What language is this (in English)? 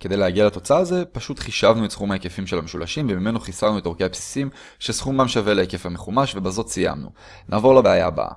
Hebrew